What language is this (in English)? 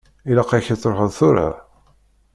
Kabyle